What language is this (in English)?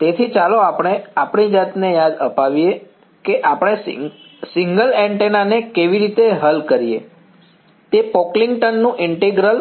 Gujarati